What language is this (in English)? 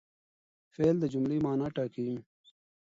Pashto